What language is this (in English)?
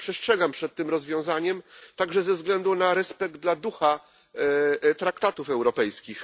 Polish